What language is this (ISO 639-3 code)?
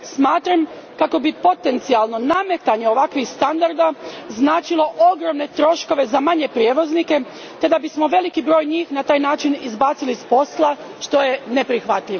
hrv